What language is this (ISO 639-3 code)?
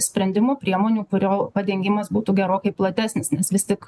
lit